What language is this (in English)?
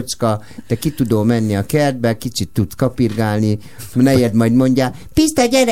Hungarian